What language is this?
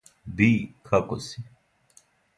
Serbian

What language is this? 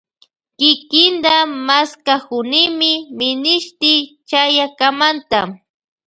Loja Highland Quichua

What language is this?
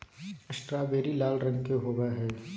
Magahi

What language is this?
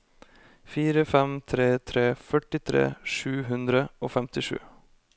Norwegian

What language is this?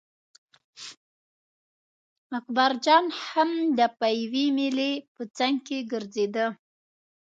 Pashto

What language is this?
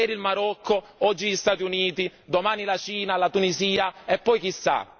Italian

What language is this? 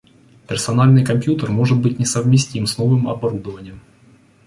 Russian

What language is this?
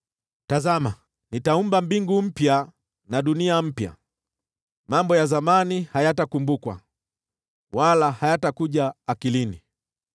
Swahili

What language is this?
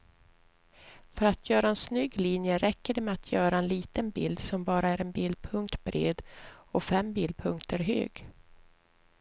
Swedish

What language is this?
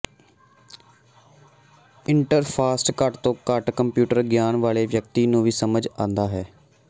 Punjabi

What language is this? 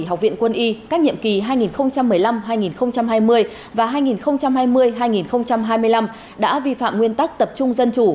Vietnamese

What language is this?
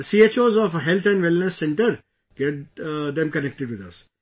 English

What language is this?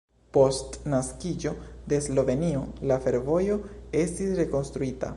Esperanto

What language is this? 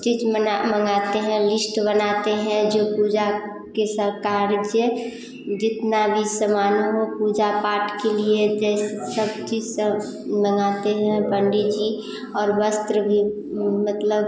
Hindi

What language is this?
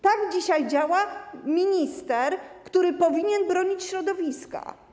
Polish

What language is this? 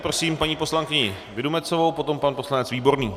Czech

